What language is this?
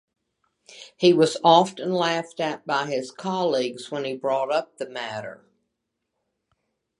English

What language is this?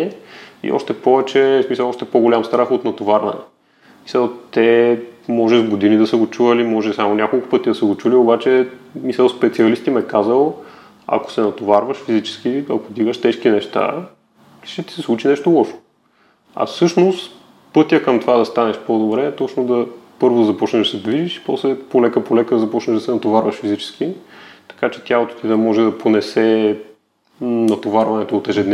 Bulgarian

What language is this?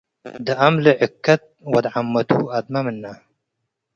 Tigre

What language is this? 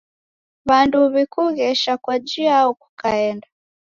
Taita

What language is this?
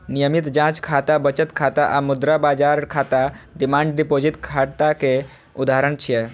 Maithili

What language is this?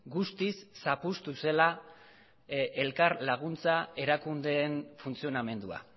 Basque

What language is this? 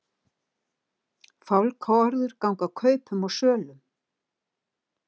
Icelandic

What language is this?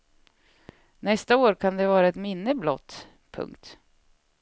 Swedish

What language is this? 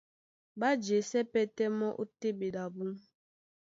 Duala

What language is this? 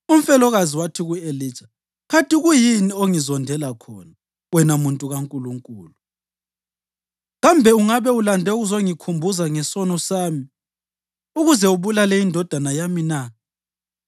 North Ndebele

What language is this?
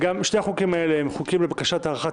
Hebrew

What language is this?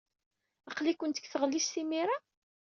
Kabyle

